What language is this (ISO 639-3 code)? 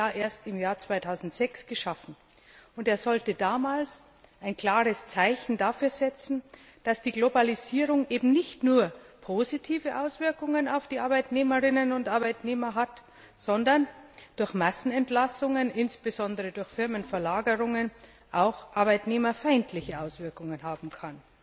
deu